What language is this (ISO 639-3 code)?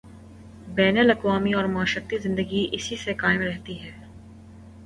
urd